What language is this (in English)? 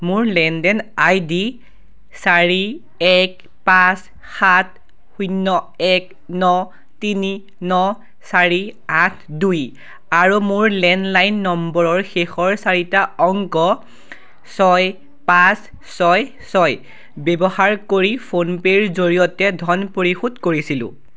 Assamese